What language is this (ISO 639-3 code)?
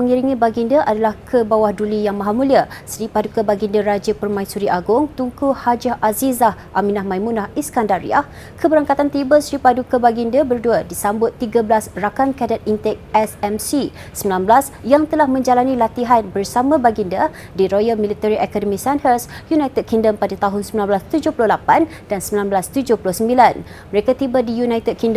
msa